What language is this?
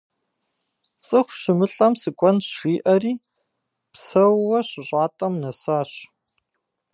Kabardian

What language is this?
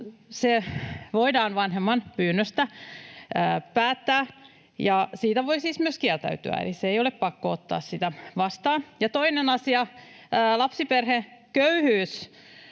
Finnish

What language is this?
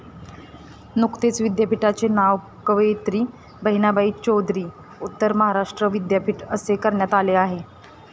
Marathi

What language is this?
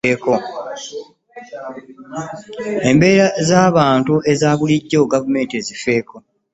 Ganda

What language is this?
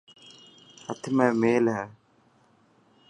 Dhatki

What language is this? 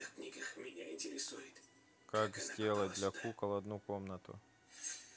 Russian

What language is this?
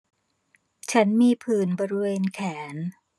Thai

